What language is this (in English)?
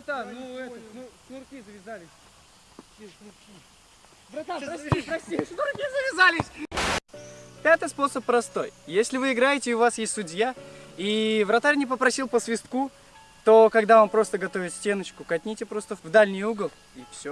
Russian